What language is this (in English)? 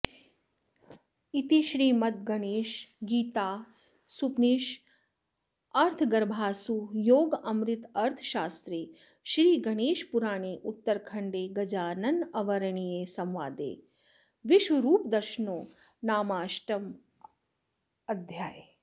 Sanskrit